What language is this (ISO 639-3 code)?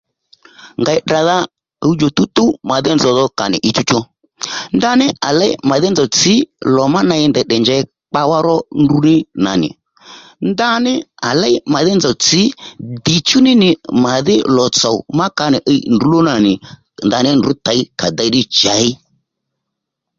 led